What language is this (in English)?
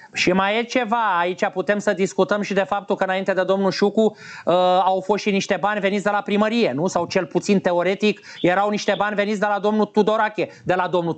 Romanian